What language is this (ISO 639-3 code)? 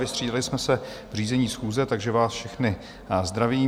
ces